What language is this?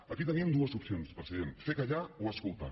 Catalan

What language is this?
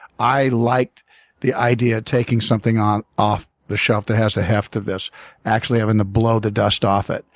English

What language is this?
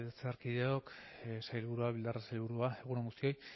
Basque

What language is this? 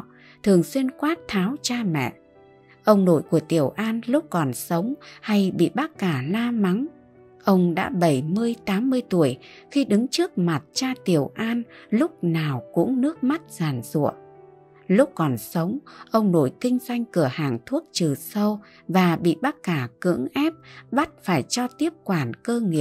Vietnamese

